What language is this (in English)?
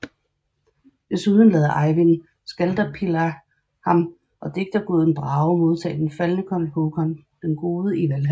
Danish